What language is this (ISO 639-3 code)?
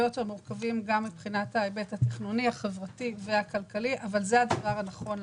heb